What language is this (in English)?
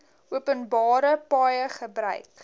Afrikaans